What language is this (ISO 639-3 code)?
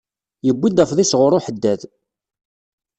kab